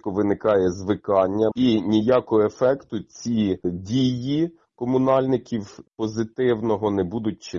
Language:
Ukrainian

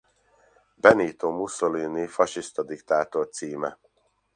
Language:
Hungarian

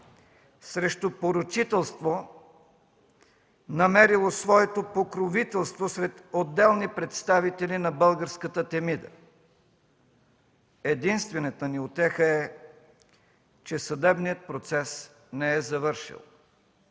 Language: Bulgarian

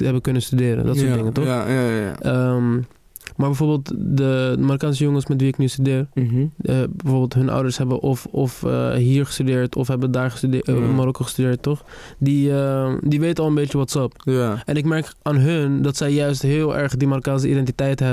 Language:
Dutch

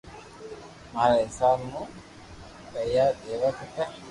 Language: Loarki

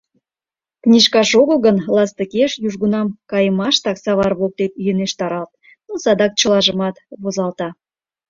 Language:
Mari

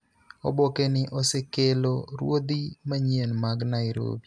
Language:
Luo (Kenya and Tanzania)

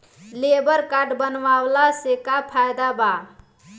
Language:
Bhojpuri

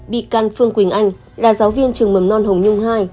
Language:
Vietnamese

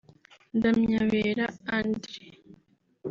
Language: Kinyarwanda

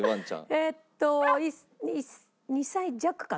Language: Japanese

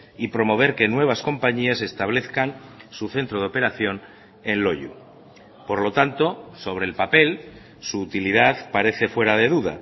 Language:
Spanish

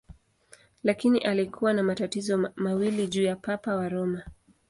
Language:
Swahili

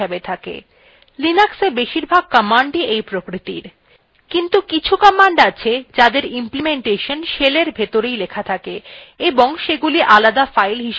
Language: Bangla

